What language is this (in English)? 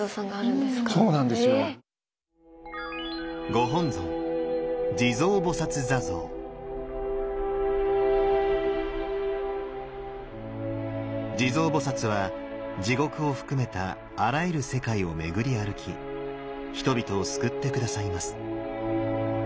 Japanese